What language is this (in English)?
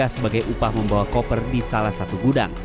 Indonesian